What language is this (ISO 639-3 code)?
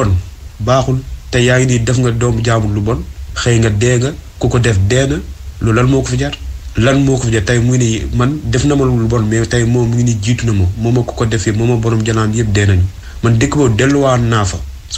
fra